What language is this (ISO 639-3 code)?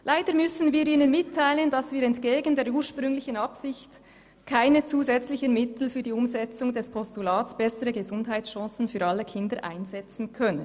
gsw